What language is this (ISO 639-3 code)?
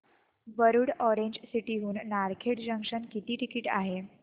mar